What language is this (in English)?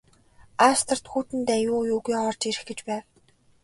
Mongolian